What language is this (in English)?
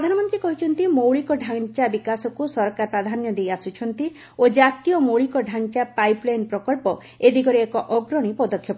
Odia